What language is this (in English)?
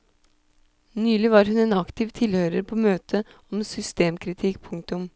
Norwegian